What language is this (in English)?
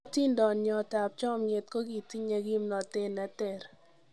Kalenjin